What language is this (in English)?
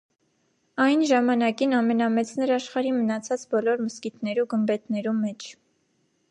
Armenian